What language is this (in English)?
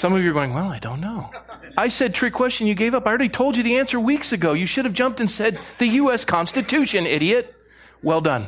English